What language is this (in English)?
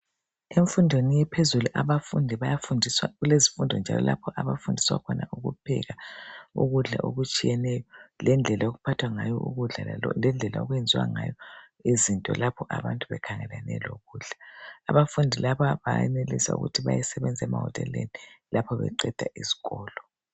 North Ndebele